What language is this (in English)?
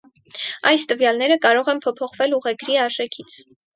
Armenian